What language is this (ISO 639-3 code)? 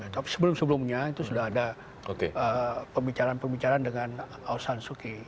ind